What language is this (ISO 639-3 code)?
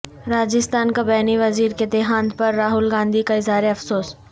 urd